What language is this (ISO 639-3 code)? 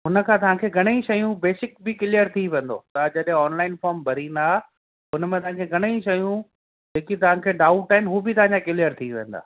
snd